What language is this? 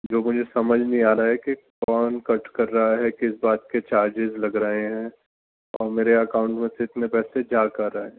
Urdu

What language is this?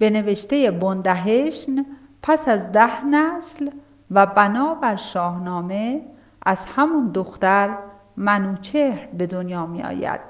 Persian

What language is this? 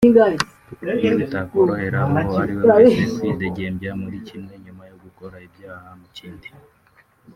Kinyarwanda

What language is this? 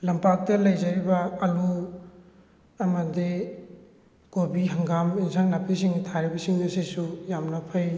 Manipuri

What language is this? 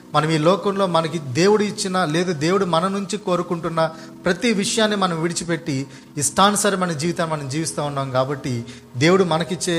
Telugu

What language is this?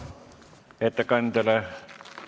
Estonian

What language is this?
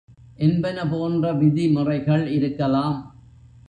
Tamil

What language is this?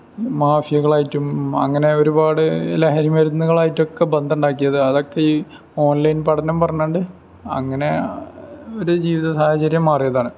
Malayalam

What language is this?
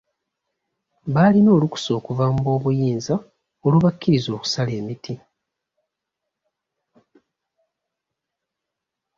Ganda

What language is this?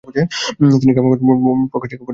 Bangla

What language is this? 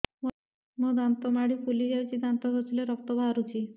Odia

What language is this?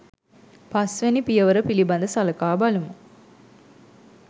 Sinhala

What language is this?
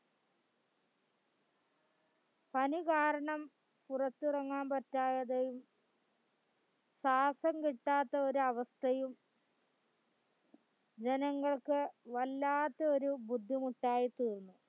Malayalam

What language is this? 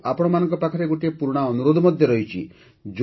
Odia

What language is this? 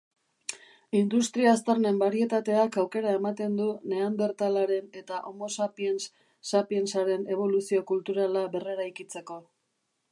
Basque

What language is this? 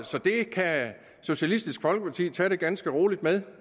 Danish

